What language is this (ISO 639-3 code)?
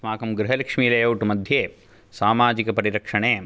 san